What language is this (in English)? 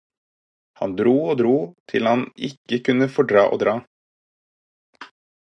Norwegian Bokmål